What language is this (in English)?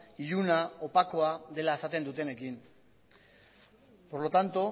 Basque